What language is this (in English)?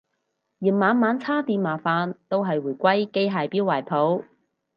Cantonese